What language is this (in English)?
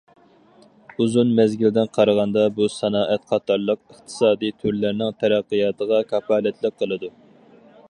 Uyghur